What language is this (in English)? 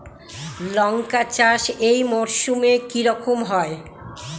Bangla